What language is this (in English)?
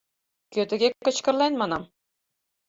Mari